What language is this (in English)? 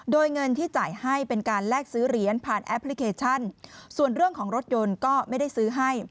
Thai